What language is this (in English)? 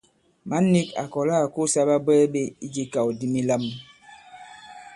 Bankon